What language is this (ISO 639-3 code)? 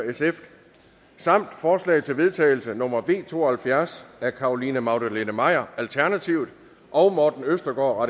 dan